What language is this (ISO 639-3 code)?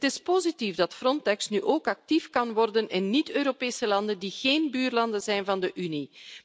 nld